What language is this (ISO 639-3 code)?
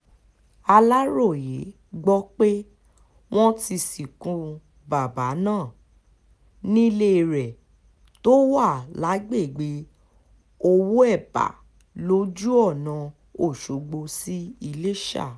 yor